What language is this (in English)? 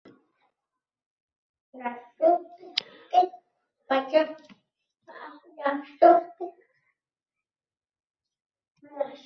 Uzbek